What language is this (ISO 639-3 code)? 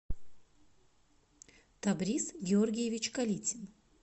rus